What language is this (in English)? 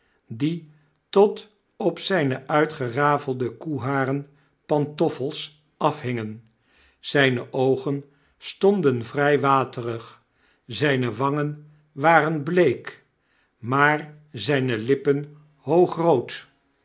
Dutch